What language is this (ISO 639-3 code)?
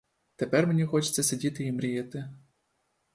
ukr